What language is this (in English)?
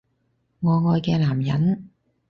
Cantonese